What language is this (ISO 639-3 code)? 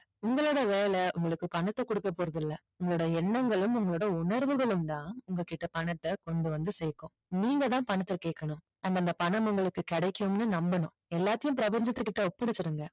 tam